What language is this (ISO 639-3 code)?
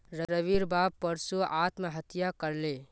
mag